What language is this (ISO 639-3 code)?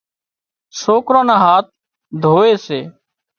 kxp